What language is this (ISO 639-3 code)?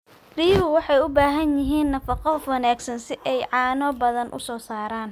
som